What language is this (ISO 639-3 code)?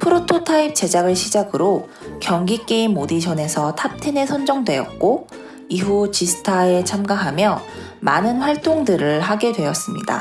kor